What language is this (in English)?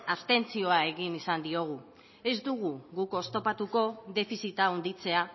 Basque